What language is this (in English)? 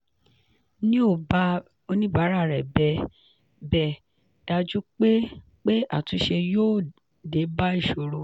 Yoruba